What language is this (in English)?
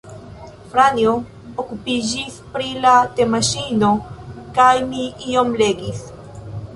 Esperanto